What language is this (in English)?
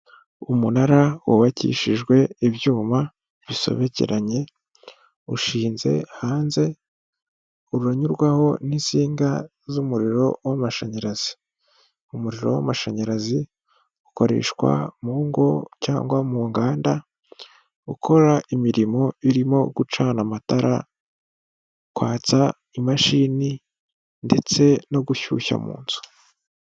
Kinyarwanda